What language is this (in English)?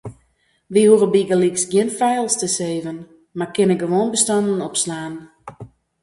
Western Frisian